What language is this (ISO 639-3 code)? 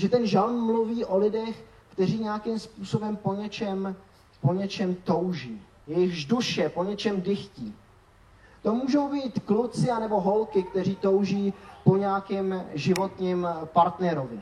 ces